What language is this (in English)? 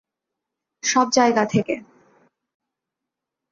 Bangla